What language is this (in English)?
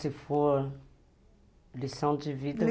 Portuguese